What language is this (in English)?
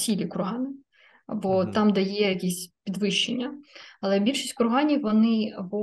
Ukrainian